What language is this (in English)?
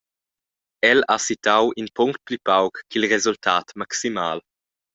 Romansh